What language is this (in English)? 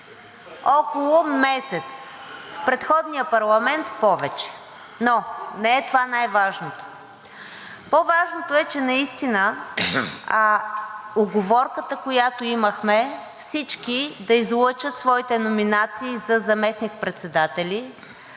Bulgarian